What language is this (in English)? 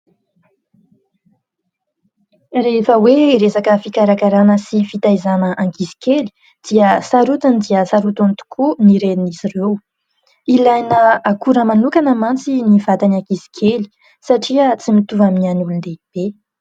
Malagasy